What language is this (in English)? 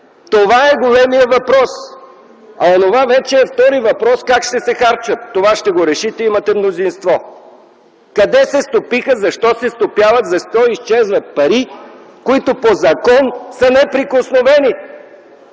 Bulgarian